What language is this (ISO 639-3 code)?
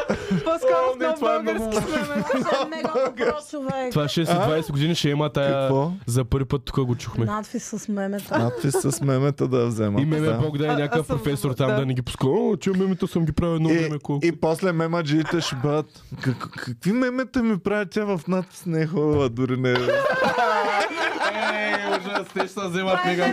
bul